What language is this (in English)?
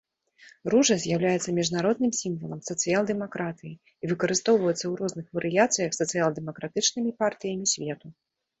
Belarusian